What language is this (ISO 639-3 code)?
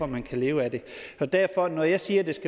dan